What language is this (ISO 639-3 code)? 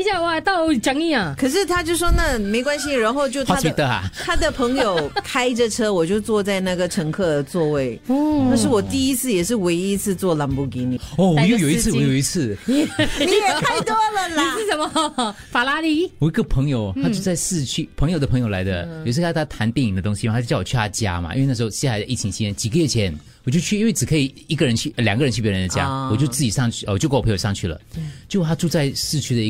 zho